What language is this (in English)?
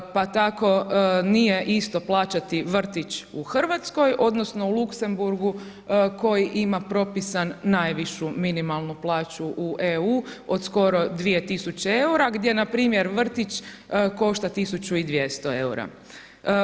Croatian